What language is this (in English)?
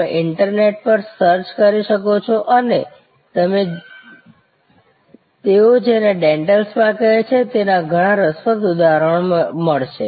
Gujarati